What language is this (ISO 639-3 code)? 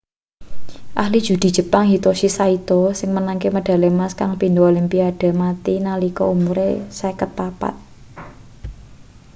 jav